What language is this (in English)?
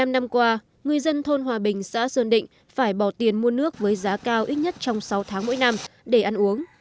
Vietnamese